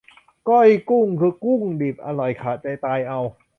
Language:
Thai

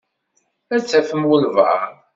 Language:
Kabyle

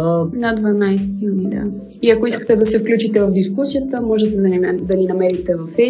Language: Bulgarian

